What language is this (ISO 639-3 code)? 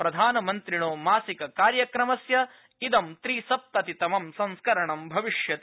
san